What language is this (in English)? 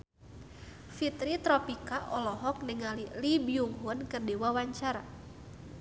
Sundanese